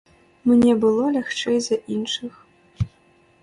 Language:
Belarusian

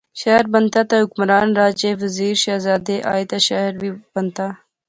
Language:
Pahari-Potwari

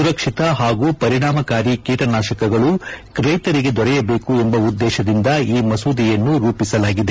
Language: Kannada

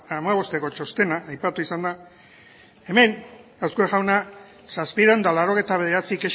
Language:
Basque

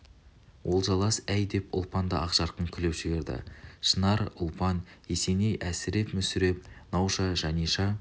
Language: Kazakh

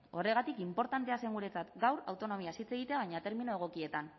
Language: Basque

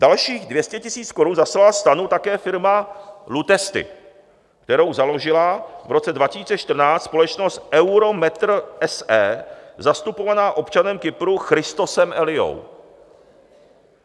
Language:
Czech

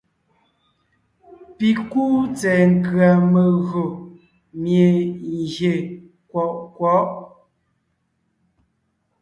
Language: Ngiemboon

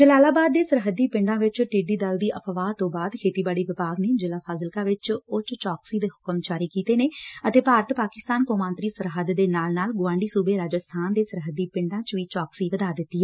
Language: Punjabi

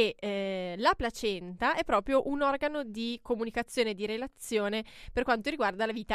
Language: Italian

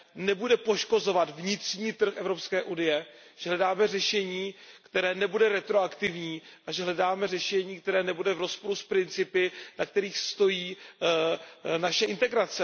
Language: Czech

